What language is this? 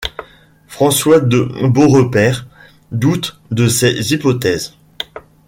French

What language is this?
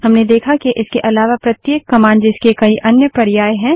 Hindi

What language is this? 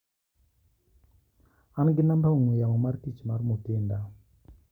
Luo (Kenya and Tanzania)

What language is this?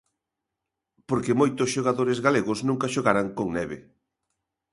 Galician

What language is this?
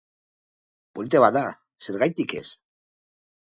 Basque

